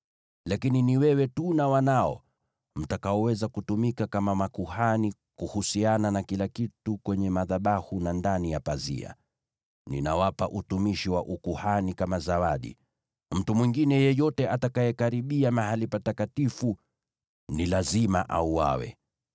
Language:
Swahili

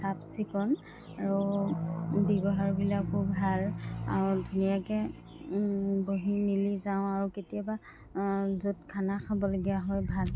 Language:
Assamese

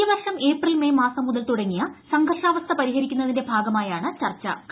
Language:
Malayalam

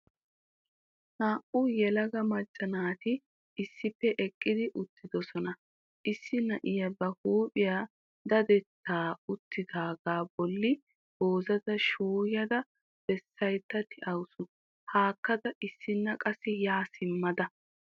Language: Wolaytta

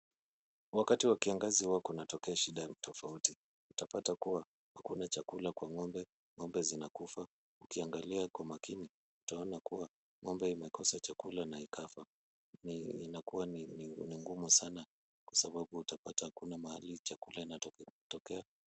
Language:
Swahili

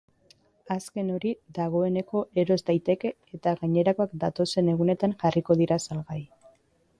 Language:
Basque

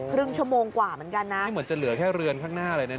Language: Thai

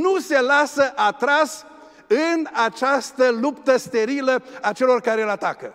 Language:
Romanian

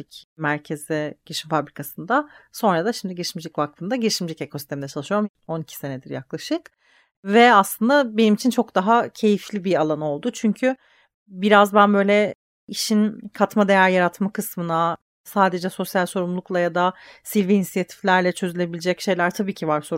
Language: Turkish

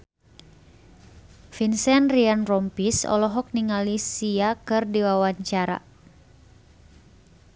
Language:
Sundanese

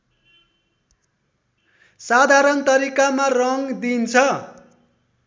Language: Nepali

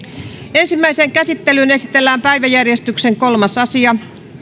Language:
Finnish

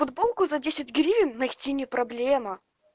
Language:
Russian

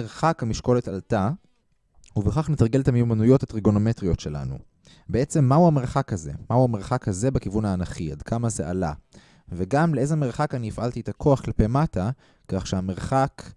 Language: Hebrew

